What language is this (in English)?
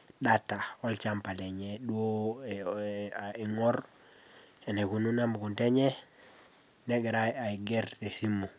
Masai